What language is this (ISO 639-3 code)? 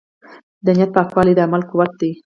pus